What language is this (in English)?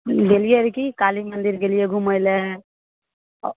Maithili